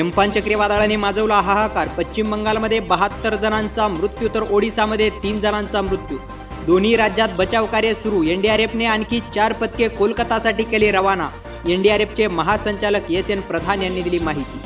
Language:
Marathi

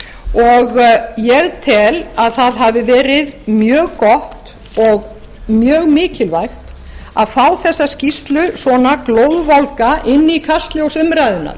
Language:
Icelandic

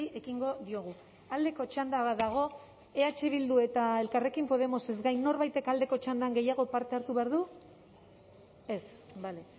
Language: Basque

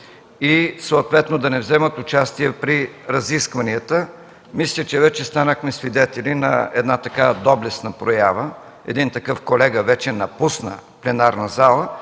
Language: Bulgarian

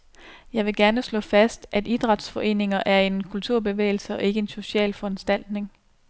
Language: Danish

